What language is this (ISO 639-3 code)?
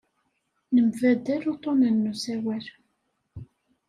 kab